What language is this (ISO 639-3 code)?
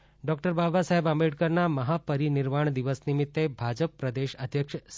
guj